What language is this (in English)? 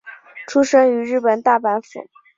Chinese